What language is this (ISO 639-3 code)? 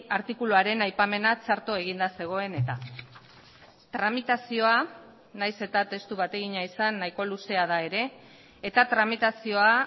eus